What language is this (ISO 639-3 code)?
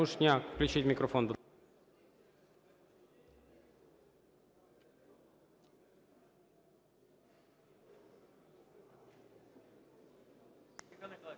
ukr